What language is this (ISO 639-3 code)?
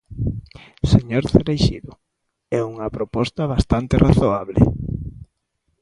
glg